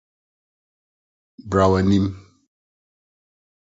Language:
Akan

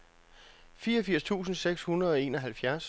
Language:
Danish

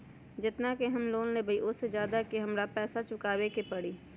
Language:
Magahi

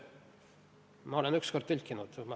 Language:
Estonian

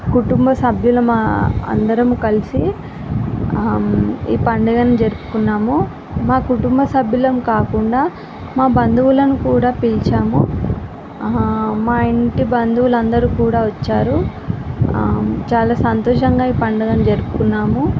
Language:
Telugu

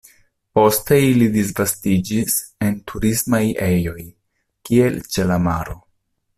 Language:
Esperanto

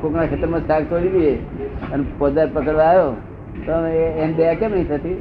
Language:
Gujarati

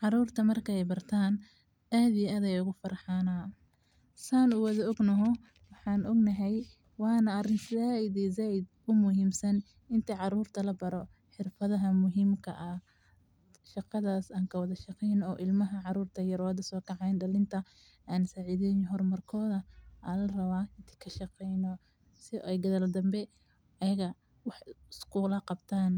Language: Somali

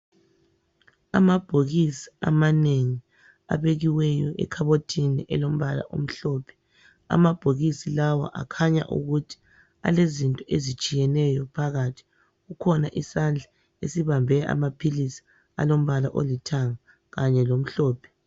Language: North Ndebele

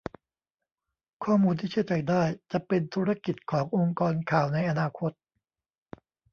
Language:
Thai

